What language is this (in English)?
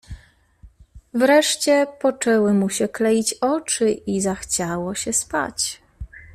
Polish